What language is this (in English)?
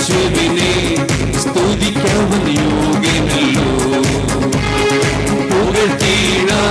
Malayalam